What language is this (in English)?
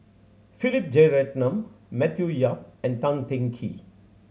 English